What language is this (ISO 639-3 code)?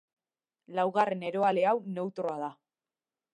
eus